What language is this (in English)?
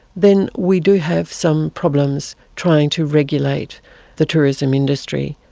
English